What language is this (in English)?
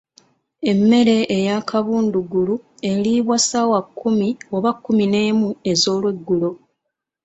Ganda